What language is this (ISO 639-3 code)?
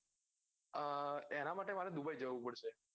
guj